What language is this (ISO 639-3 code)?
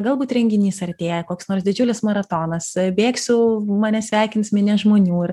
lit